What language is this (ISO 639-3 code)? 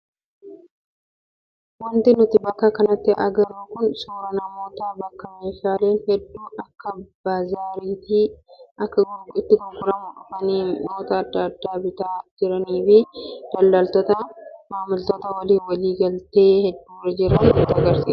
orm